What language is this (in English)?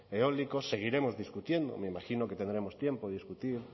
Spanish